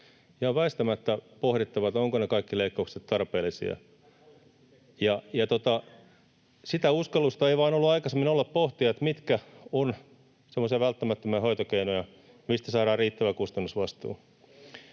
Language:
Finnish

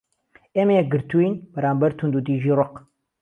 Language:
Central Kurdish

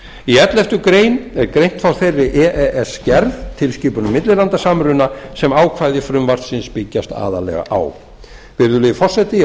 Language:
Icelandic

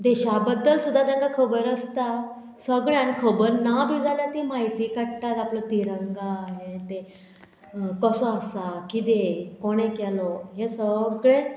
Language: Konkani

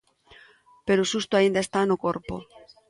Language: Galician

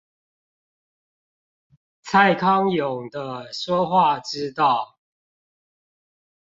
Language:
Chinese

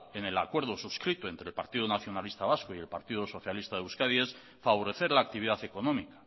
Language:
Spanish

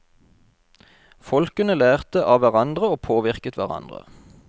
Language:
Norwegian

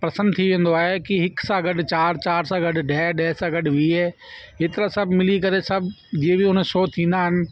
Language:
Sindhi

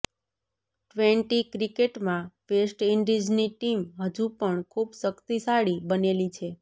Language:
Gujarati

